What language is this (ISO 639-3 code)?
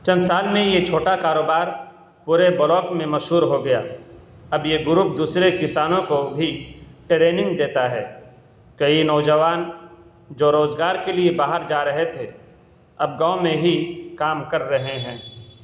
urd